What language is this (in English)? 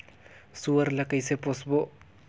Chhattisgarhi